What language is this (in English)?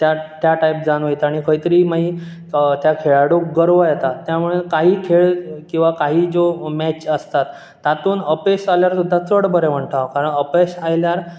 Konkani